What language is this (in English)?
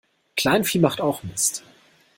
German